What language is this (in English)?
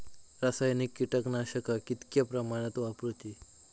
Marathi